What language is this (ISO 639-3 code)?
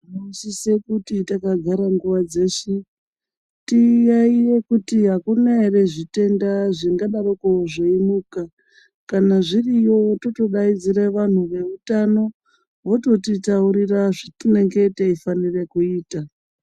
ndc